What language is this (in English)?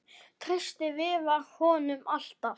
Icelandic